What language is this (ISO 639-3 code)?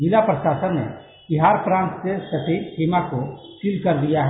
hin